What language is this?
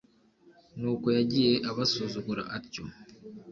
Kinyarwanda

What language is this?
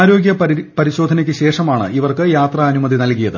Malayalam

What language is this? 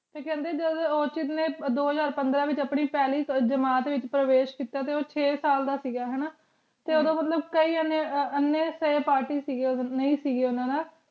Punjabi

